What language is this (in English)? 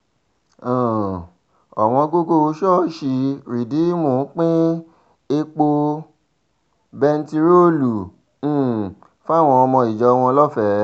Yoruba